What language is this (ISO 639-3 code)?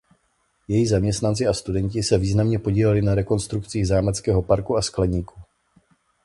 ces